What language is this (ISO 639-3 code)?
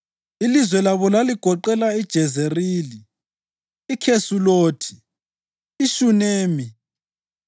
nde